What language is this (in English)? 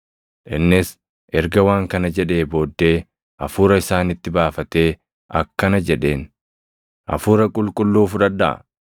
Oromo